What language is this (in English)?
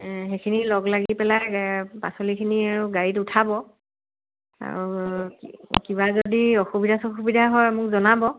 Assamese